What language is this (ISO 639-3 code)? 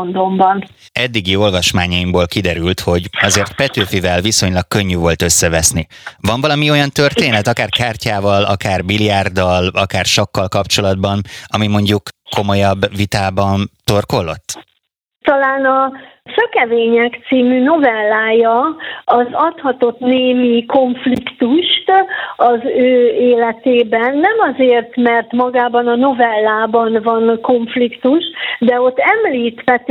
hun